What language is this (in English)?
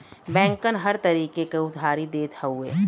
Bhojpuri